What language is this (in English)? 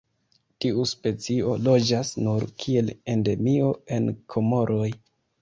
Esperanto